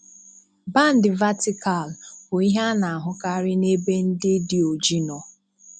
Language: Igbo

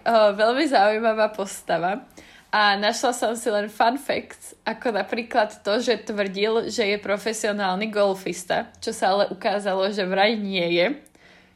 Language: Slovak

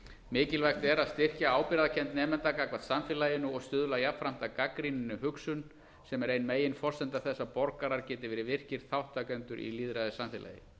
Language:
Icelandic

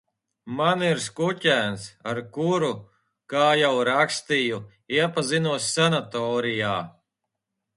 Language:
Latvian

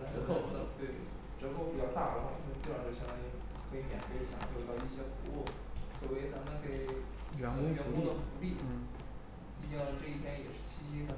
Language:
Chinese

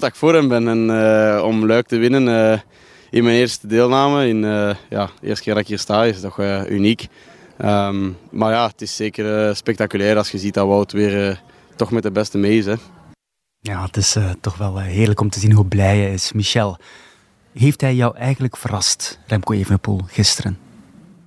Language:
Dutch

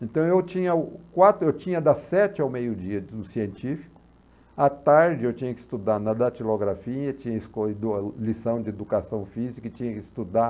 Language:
Portuguese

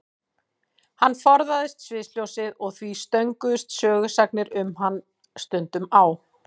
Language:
Icelandic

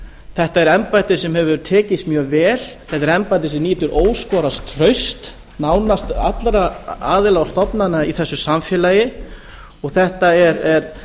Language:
Icelandic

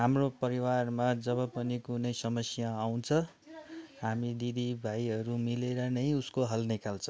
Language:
Nepali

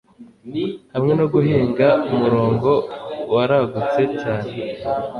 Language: Kinyarwanda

